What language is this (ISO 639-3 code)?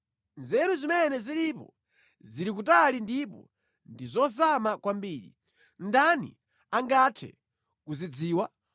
nya